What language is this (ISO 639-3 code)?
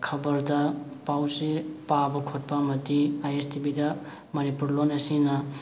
mni